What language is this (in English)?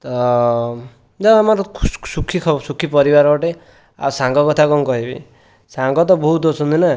Odia